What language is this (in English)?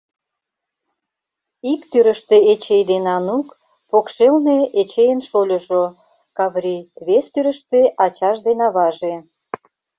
Mari